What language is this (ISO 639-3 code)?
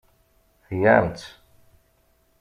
kab